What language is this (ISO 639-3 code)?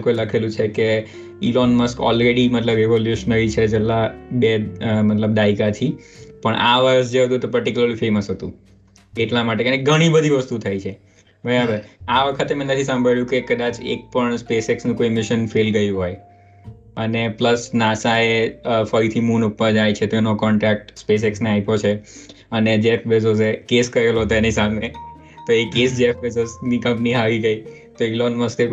guj